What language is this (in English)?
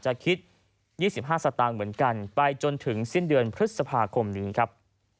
Thai